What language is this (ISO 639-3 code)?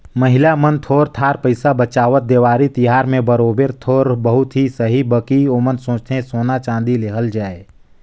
hne